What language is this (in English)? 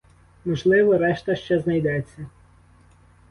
Ukrainian